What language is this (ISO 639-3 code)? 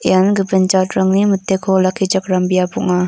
grt